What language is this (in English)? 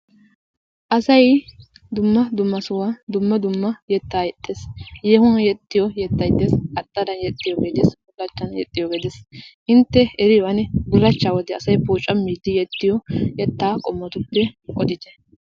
Wolaytta